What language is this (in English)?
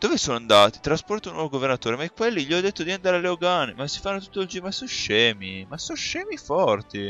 Italian